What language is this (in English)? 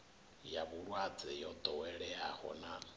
Venda